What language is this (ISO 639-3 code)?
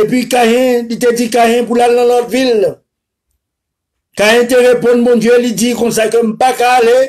fra